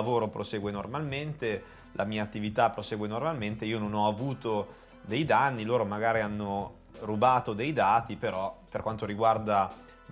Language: Italian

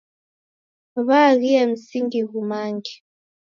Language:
Taita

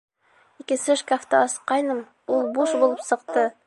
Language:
Bashkir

